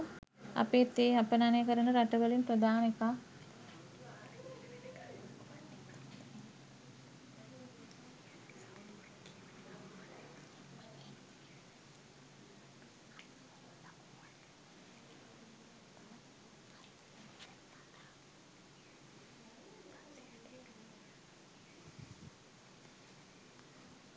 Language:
Sinhala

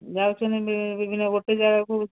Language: Odia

